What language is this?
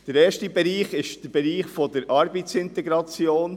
Swiss German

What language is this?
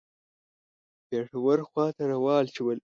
Pashto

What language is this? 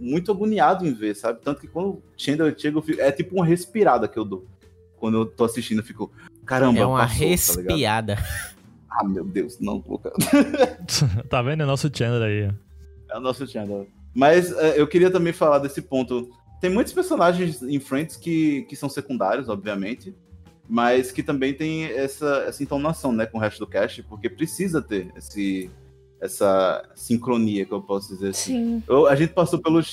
Portuguese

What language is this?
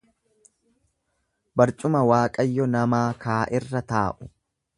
Oromo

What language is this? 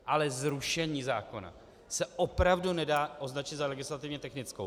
Czech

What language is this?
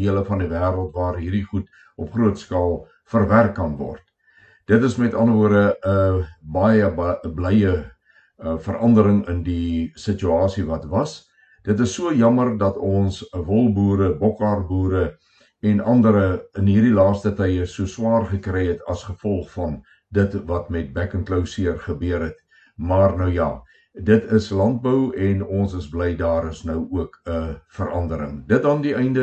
Swedish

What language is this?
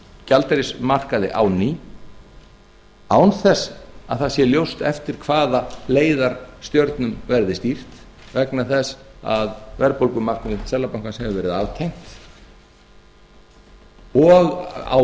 Icelandic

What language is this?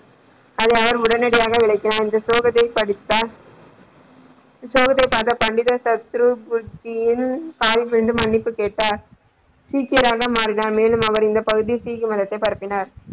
Tamil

